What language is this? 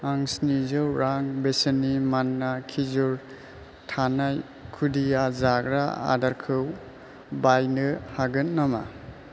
Bodo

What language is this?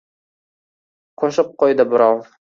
Uzbek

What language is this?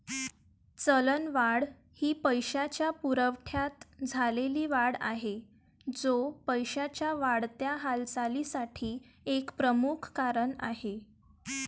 Marathi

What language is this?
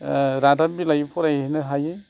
Bodo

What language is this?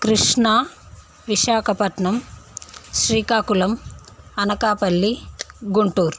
Telugu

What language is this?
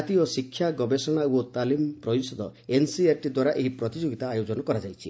Odia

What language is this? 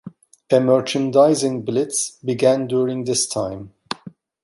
English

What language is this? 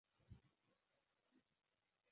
Chinese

